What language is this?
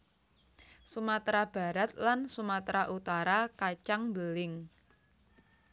Javanese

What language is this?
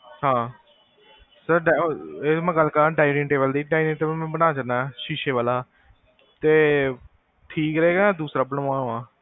Punjabi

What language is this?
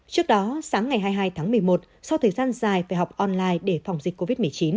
Vietnamese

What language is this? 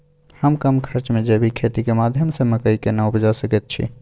Maithili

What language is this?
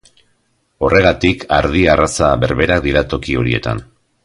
Basque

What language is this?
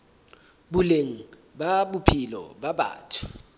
Southern Sotho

